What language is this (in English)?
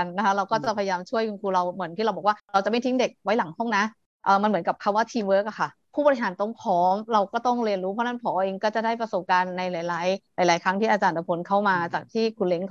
Thai